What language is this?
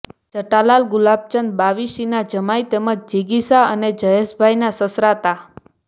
Gujarati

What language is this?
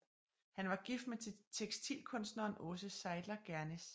Danish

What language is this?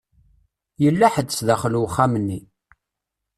Kabyle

